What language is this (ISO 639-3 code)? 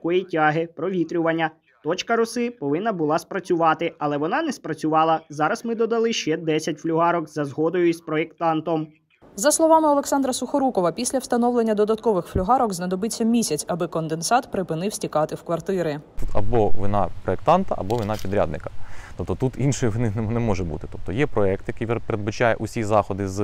ukr